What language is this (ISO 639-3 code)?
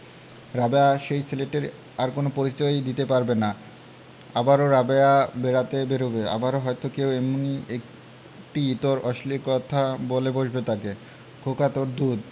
ben